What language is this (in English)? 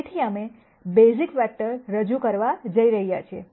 Gujarati